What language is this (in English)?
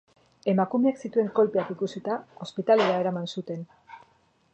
Basque